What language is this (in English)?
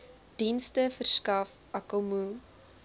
Afrikaans